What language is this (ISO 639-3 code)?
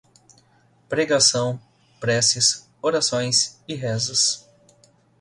por